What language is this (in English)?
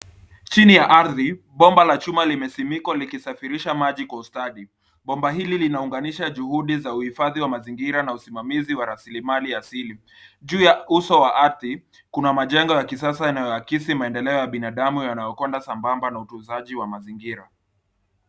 Swahili